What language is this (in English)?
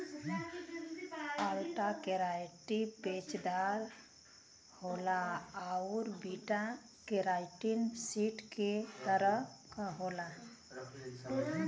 Bhojpuri